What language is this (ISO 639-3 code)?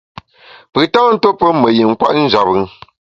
bax